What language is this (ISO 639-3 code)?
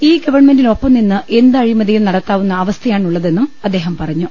mal